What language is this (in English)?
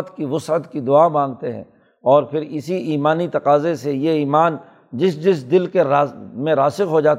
Urdu